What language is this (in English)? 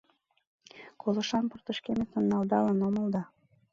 Mari